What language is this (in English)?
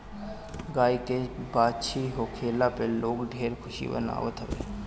Bhojpuri